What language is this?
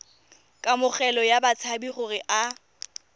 Tswana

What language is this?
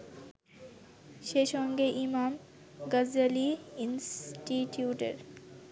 Bangla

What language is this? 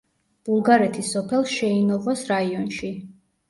Georgian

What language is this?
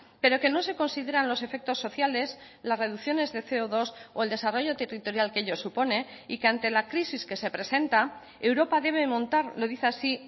Spanish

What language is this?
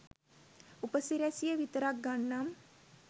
Sinhala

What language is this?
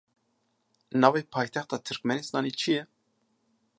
Kurdish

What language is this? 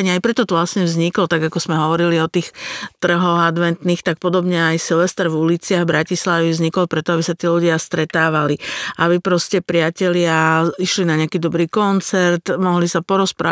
Slovak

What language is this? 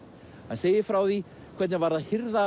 Icelandic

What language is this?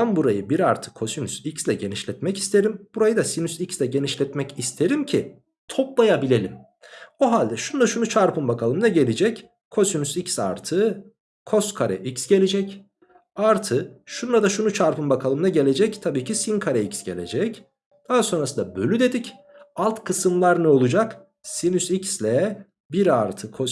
Turkish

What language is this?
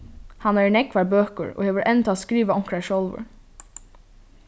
Faroese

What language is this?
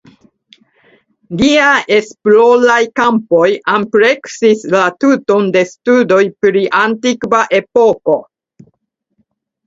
Esperanto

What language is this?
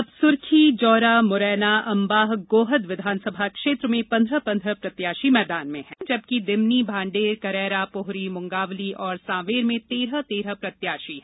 Hindi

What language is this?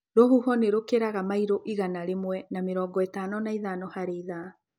Kikuyu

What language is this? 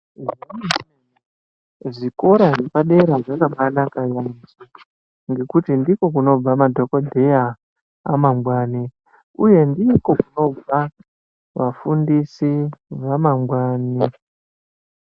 Ndau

